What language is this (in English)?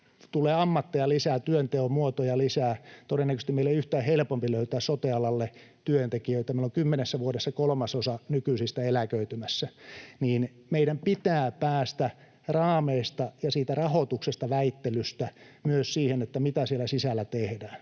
Finnish